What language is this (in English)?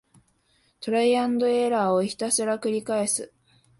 Japanese